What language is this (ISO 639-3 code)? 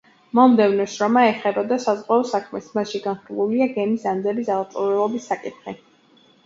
kat